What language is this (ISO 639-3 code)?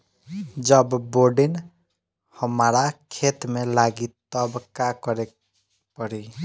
bho